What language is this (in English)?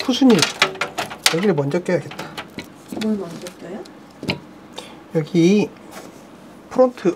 Korean